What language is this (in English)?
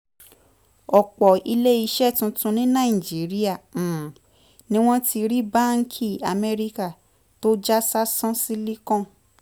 Yoruba